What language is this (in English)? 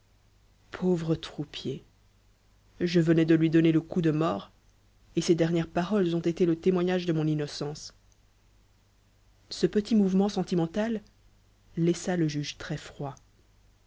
French